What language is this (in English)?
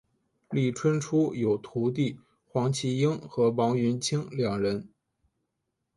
Chinese